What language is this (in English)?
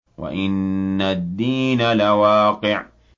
Arabic